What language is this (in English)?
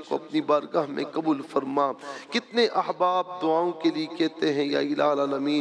Arabic